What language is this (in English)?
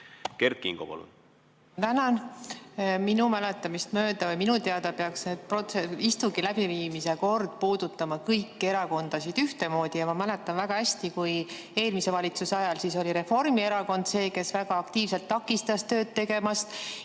Estonian